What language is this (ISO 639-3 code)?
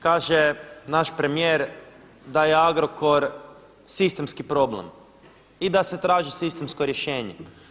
hrv